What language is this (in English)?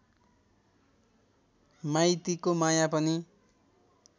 Nepali